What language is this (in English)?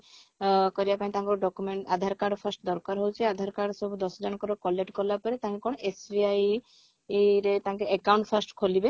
Odia